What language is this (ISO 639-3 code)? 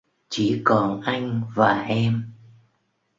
vie